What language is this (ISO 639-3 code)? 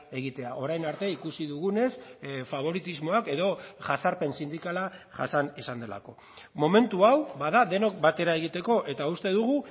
eus